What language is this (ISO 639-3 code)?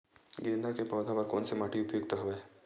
hne